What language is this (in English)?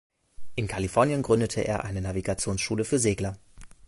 German